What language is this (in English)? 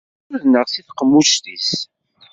Kabyle